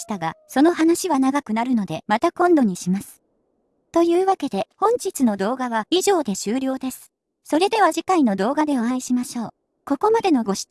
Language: Japanese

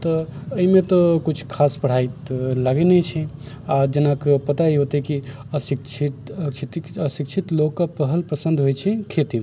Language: Maithili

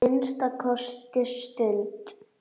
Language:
Icelandic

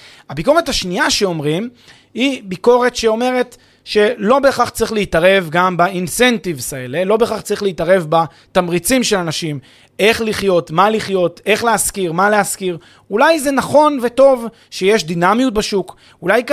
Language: Hebrew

